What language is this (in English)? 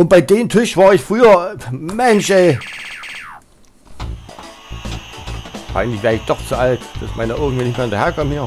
German